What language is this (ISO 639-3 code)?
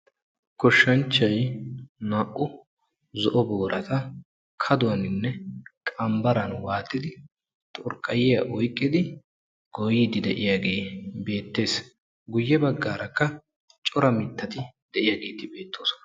wal